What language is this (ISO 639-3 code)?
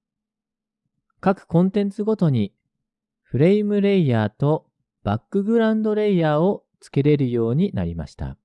jpn